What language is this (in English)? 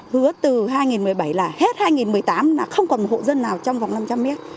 Vietnamese